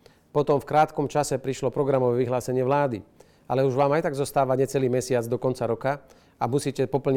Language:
Slovak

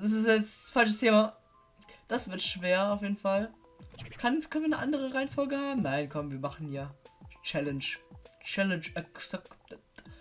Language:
German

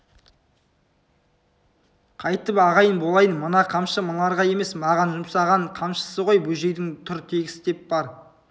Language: Kazakh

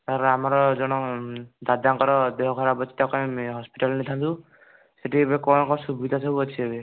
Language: Odia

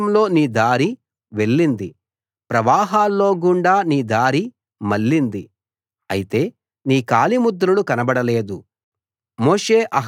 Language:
Telugu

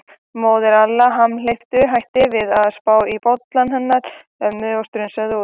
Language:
Icelandic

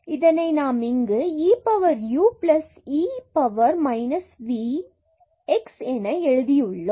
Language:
Tamil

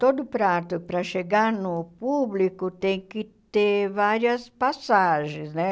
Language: Portuguese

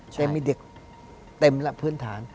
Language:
Thai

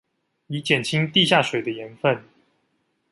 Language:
Chinese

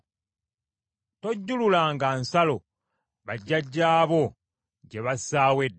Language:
Ganda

